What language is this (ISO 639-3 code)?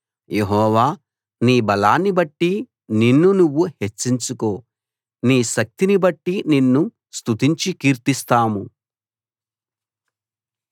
tel